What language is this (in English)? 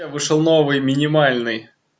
Russian